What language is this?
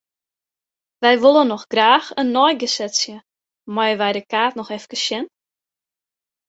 Western Frisian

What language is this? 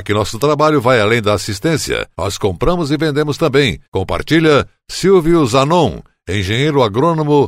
Portuguese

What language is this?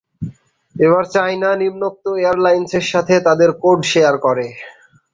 Bangla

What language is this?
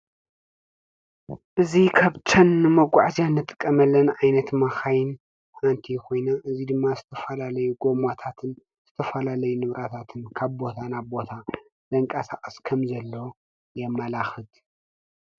Tigrinya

